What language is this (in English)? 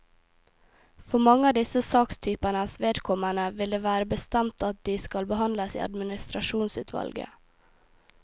Norwegian